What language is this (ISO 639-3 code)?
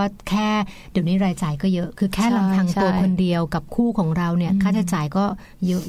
tha